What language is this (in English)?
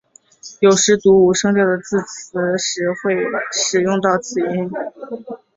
Chinese